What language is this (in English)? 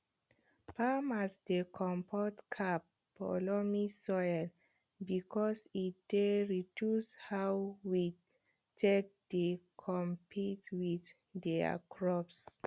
Nigerian Pidgin